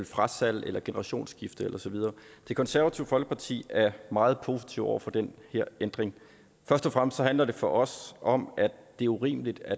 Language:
Danish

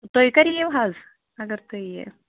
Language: Kashmiri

